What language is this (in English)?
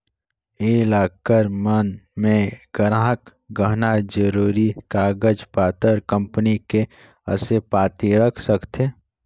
Chhattisgarhi